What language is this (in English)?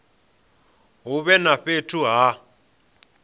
Venda